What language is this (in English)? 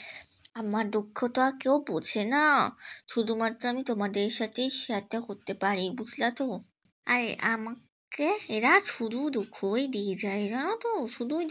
Bangla